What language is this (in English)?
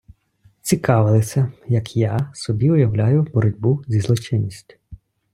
Ukrainian